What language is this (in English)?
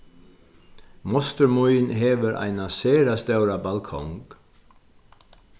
Faroese